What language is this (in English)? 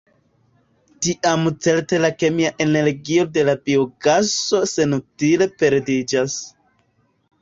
Esperanto